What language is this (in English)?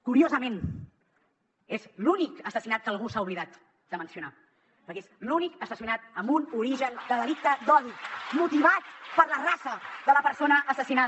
Catalan